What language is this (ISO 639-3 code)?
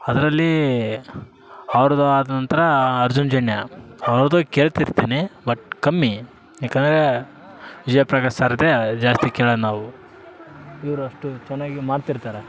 kan